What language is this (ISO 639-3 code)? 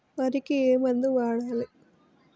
tel